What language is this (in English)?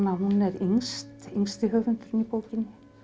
Icelandic